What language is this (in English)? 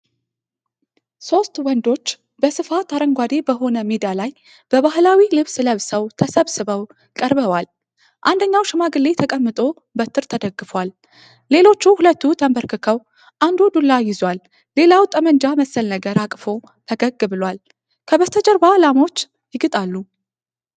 Amharic